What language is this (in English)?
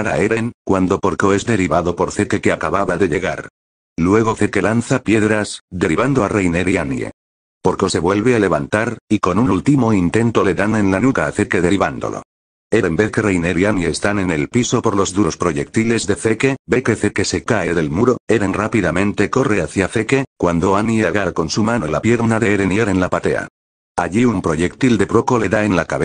Spanish